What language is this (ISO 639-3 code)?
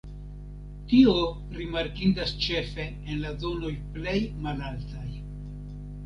epo